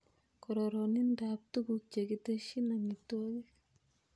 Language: Kalenjin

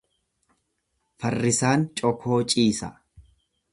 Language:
Oromo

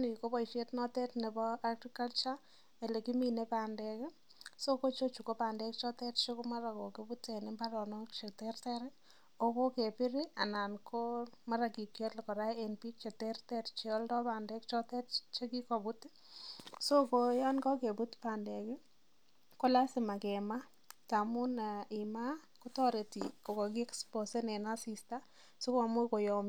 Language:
Kalenjin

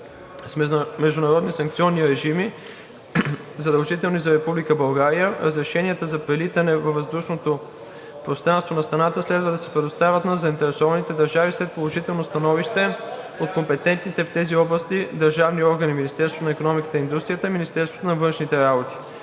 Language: Bulgarian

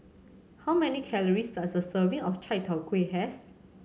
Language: English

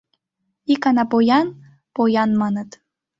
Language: Mari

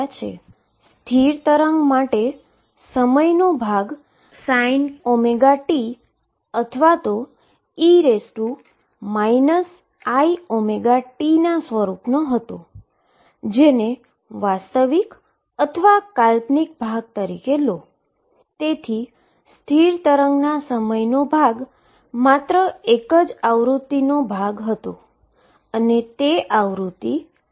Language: Gujarati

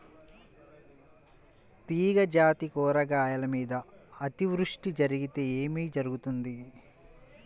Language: Telugu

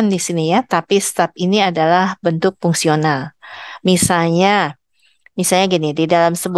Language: Indonesian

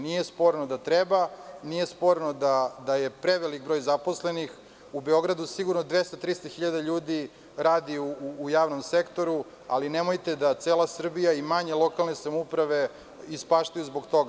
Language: Serbian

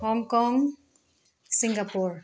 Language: Nepali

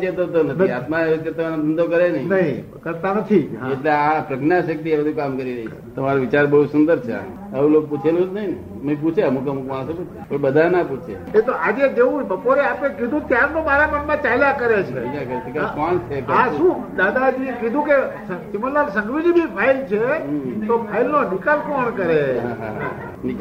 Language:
Gujarati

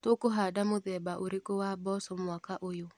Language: Kikuyu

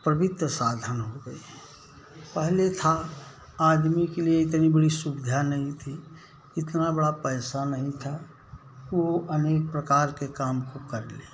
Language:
Hindi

